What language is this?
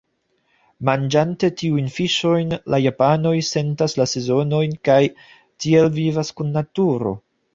Esperanto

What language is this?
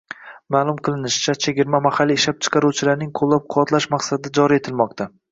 Uzbek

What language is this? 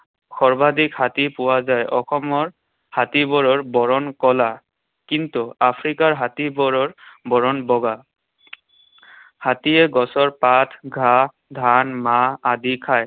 Assamese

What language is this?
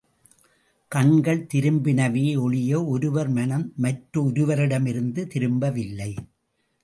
Tamil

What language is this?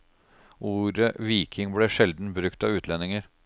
Norwegian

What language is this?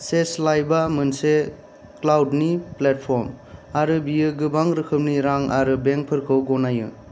Bodo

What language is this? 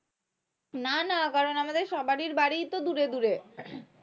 Bangla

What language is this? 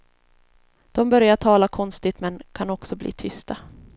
Swedish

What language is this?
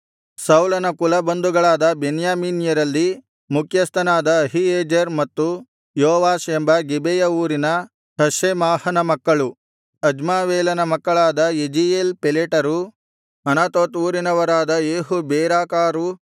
Kannada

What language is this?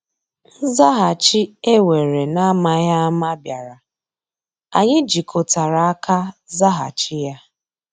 Igbo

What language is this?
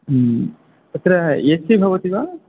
Sanskrit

